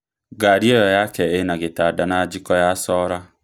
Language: Kikuyu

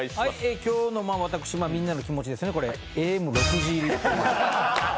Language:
Japanese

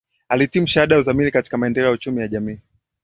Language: Swahili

